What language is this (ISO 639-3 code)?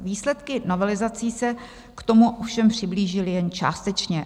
ces